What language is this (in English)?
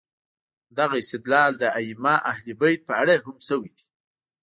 Pashto